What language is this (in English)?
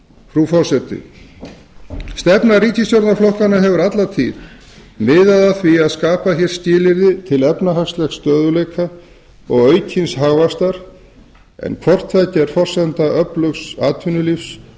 Icelandic